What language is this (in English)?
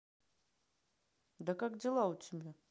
Russian